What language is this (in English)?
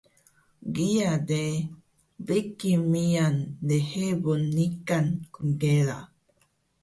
Taroko